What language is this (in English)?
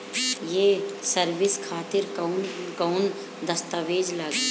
Bhojpuri